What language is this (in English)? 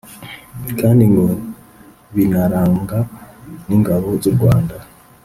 Kinyarwanda